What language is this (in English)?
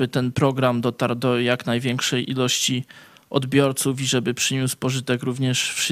Polish